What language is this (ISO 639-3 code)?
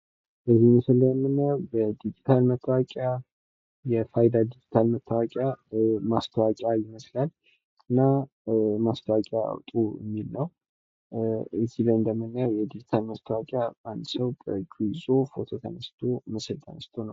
amh